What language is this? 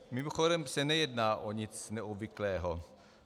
Czech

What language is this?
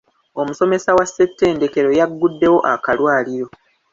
Ganda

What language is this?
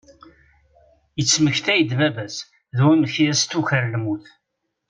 Kabyle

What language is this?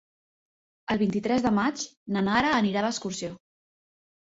Catalan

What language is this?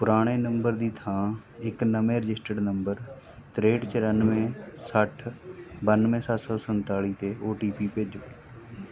Punjabi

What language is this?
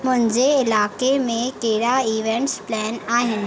Sindhi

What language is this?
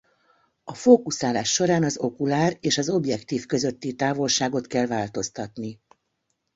Hungarian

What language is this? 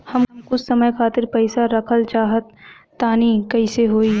Bhojpuri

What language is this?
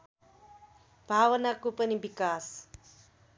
Nepali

